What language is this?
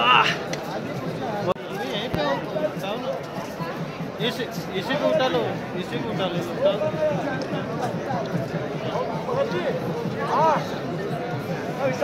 Hindi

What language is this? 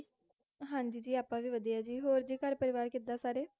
Punjabi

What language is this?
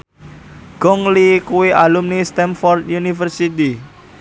Javanese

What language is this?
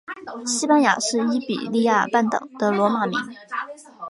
Chinese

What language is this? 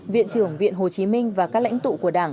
Vietnamese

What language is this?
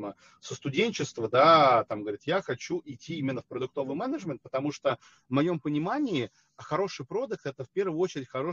Russian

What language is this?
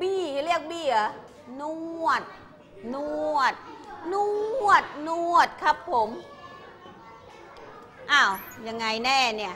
Thai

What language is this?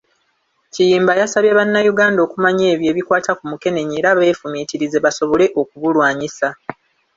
Ganda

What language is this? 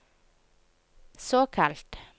Norwegian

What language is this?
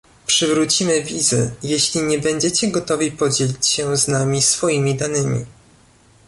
Polish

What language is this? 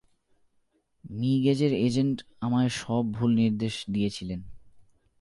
Bangla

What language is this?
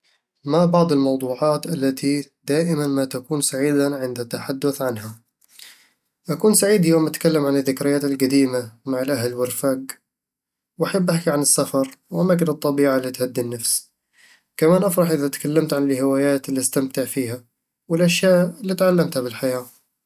Eastern Egyptian Bedawi Arabic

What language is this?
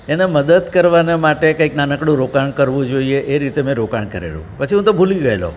Gujarati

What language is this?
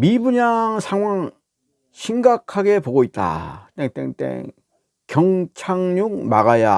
Korean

